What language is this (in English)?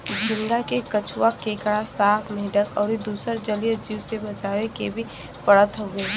Bhojpuri